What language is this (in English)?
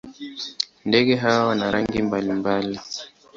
Swahili